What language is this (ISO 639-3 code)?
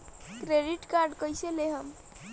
bho